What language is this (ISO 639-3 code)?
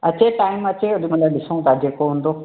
snd